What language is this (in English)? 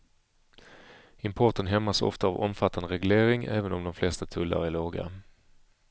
Swedish